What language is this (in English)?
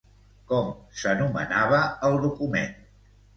Catalan